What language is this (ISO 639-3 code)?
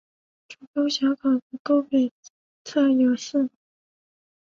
zho